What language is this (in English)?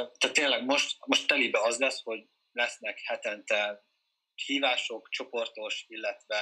Hungarian